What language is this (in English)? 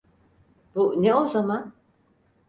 Turkish